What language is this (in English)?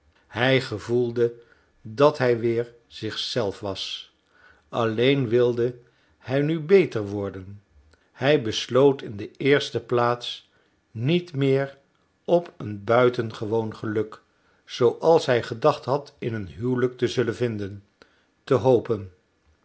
Dutch